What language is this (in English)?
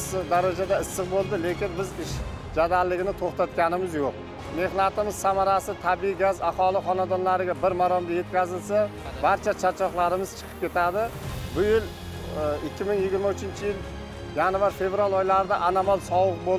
Turkish